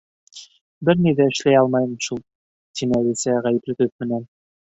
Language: Bashkir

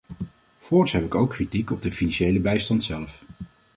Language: Dutch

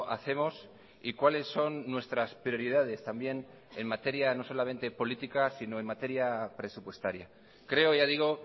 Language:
Spanish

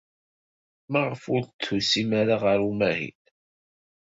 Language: Kabyle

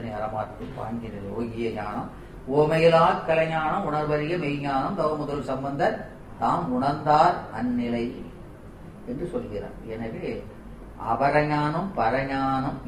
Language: Tamil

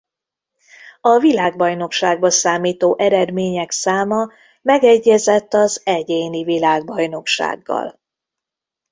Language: Hungarian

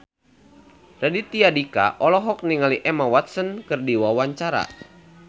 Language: Sundanese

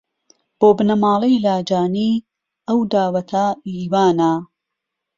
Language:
Central Kurdish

